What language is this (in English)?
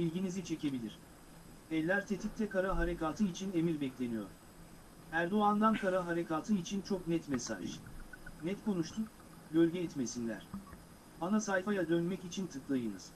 Turkish